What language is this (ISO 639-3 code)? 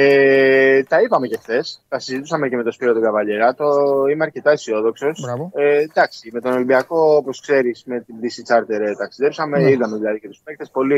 ell